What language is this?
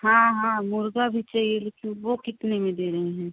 Hindi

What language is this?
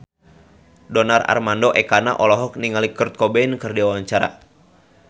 Sundanese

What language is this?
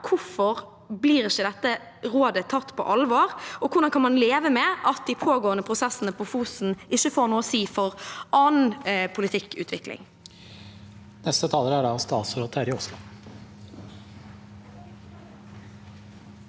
Norwegian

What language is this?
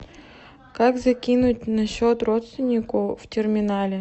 Russian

